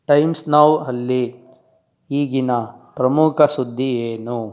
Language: Kannada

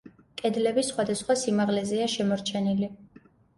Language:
Georgian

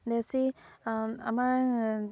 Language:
Assamese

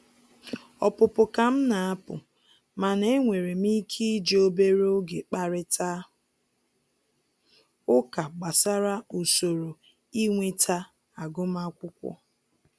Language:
Igbo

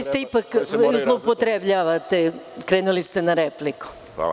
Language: Serbian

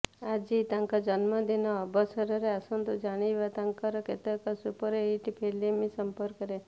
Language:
Odia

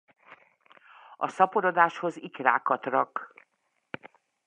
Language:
Hungarian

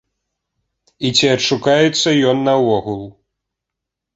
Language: Belarusian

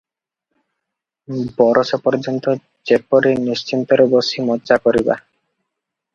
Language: Odia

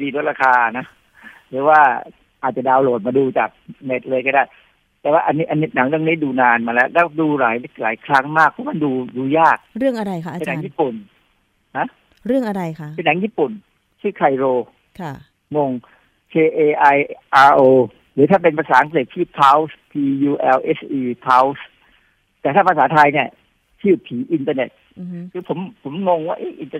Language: Thai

